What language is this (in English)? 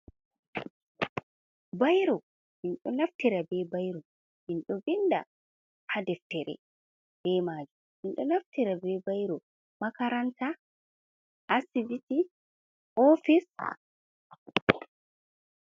Fula